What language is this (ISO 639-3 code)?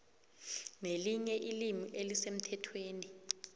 nbl